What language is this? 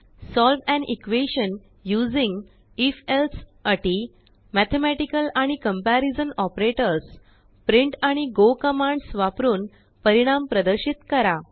Marathi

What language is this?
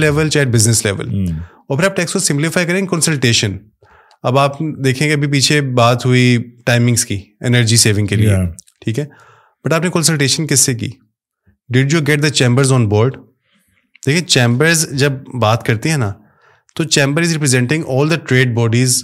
Urdu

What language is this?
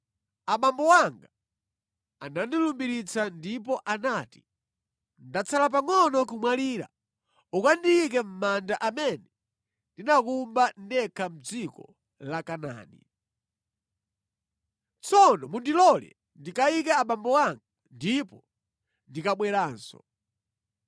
Nyanja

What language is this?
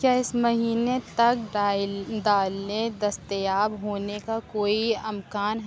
Urdu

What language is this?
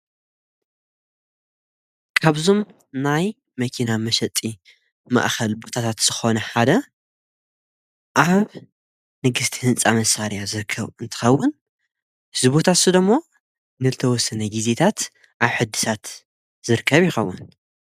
Tigrinya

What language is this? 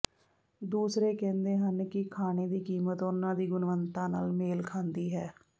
Punjabi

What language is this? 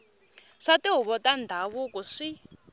Tsonga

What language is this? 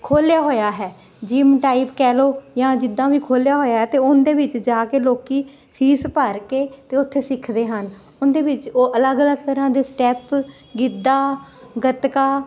Punjabi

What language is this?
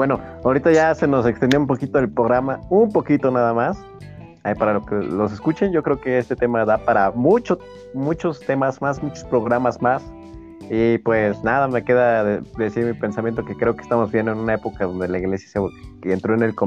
Spanish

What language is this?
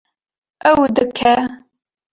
Kurdish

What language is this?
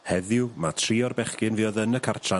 Welsh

